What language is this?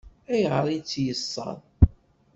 Kabyle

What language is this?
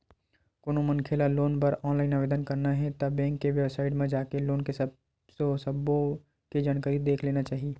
Chhattisgarhi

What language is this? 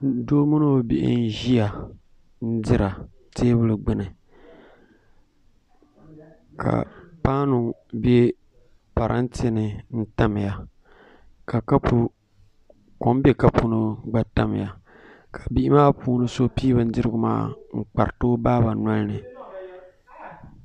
Dagbani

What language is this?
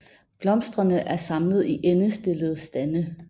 Danish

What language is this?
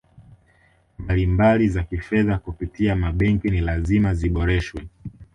Swahili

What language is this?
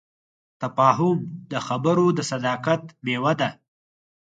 Pashto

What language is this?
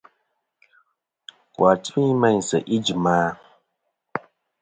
Kom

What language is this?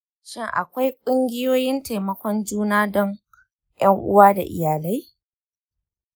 Hausa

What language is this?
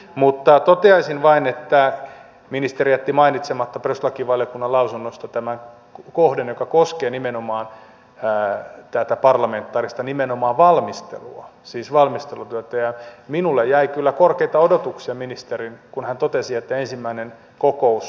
Finnish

